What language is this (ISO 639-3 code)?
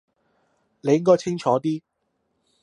yue